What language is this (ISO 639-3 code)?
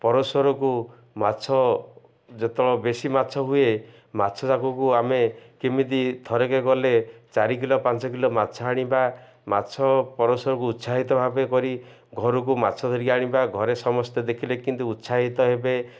ori